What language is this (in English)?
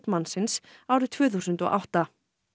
Icelandic